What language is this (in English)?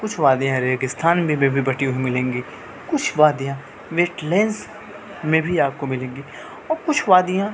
Urdu